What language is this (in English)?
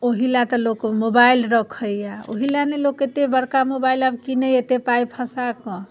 Maithili